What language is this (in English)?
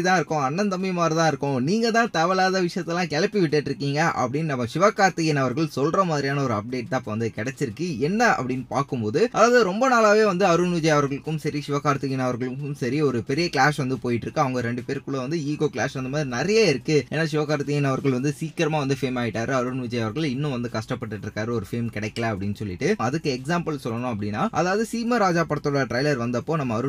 Tamil